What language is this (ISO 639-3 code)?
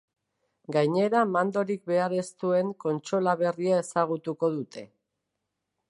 eus